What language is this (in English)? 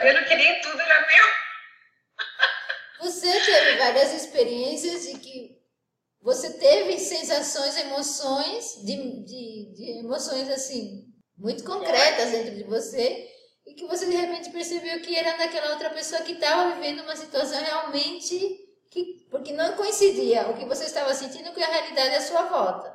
Portuguese